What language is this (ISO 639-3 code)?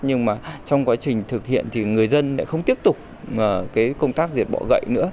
vie